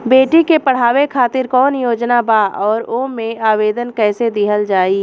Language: Bhojpuri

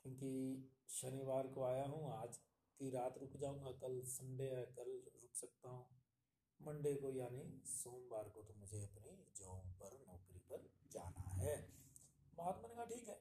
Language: Hindi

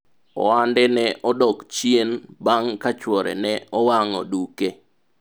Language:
Luo (Kenya and Tanzania)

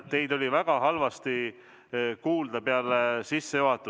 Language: Estonian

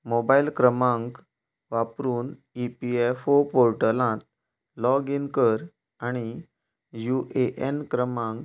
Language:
Konkani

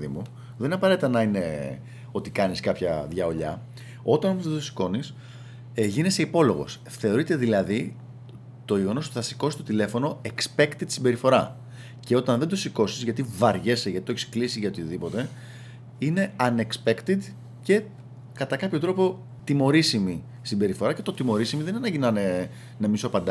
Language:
Greek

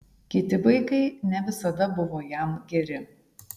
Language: Lithuanian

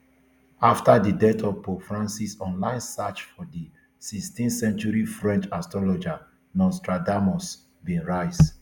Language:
Nigerian Pidgin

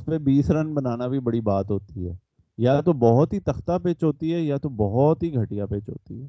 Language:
Urdu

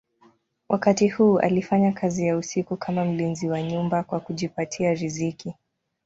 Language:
Swahili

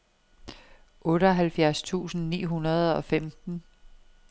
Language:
Danish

